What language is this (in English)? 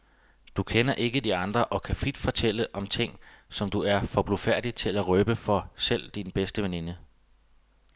Danish